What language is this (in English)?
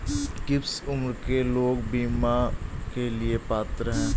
Hindi